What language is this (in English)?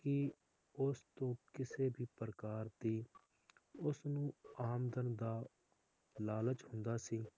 Punjabi